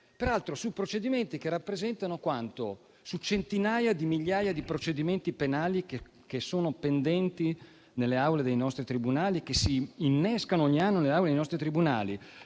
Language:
Italian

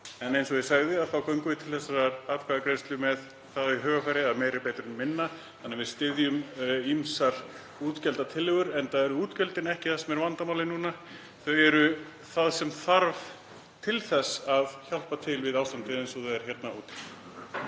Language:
Icelandic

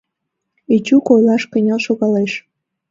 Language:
Mari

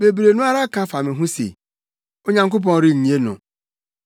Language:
Akan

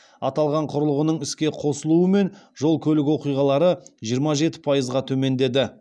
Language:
Kazakh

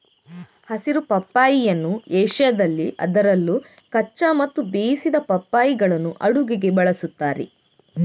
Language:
Kannada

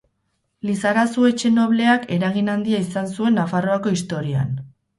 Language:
Basque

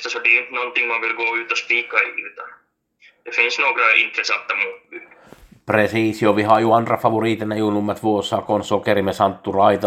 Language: Swedish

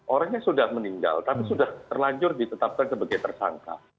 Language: Indonesian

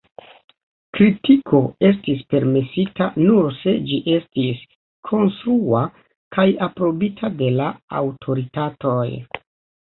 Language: Esperanto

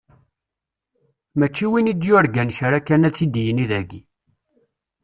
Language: Kabyle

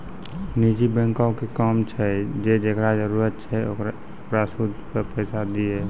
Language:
Maithili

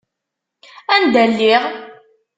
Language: Kabyle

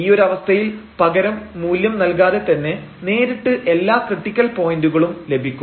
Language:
Malayalam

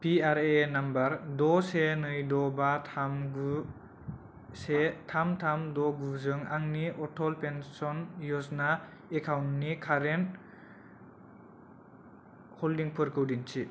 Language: Bodo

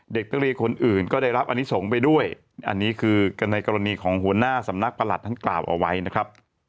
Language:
Thai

